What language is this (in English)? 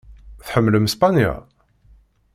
Kabyle